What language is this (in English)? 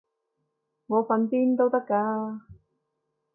Cantonese